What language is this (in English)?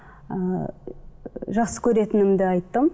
Kazakh